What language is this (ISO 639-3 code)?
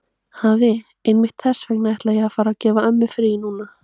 isl